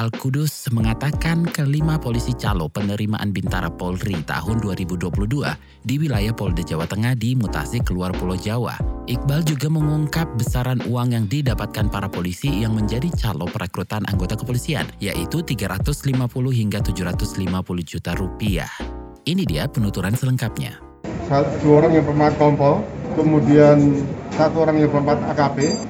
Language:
Indonesian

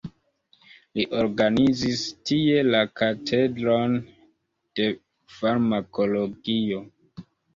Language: Esperanto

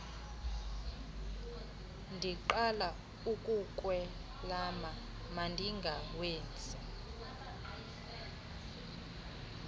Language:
Xhosa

